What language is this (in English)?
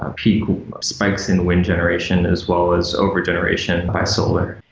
English